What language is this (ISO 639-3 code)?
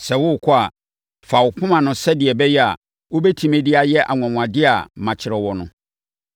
aka